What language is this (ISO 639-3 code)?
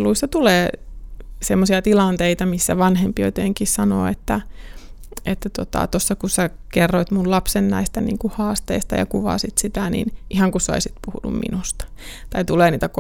fin